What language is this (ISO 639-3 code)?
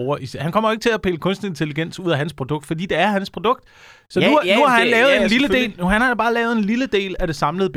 dan